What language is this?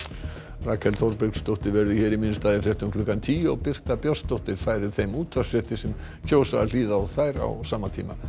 Icelandic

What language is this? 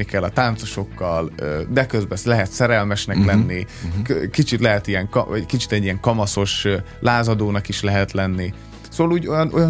Hungarian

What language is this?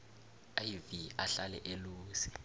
South Ndebele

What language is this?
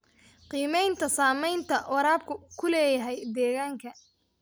Somali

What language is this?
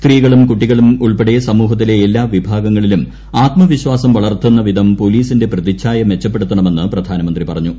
Malayalam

